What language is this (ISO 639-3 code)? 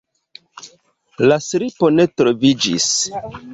epo